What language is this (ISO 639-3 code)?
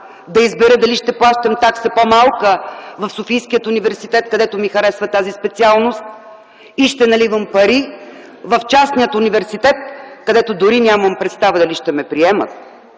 bul